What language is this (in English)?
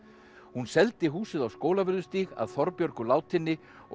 Icelandic